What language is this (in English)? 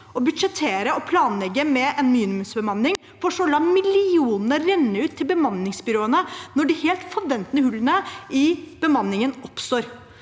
Norwegian